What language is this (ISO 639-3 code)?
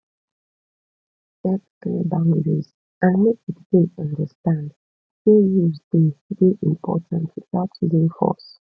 pcm